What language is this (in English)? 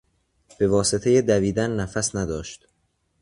Persian